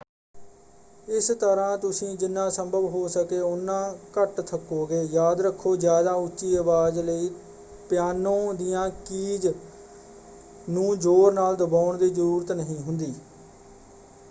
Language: Punjabi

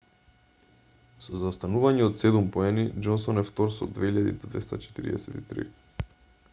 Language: Macedonian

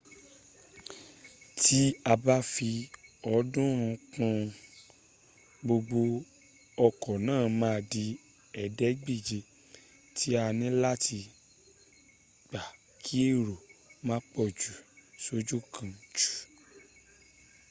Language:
Yoruba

